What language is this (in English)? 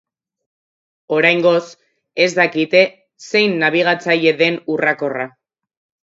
Basque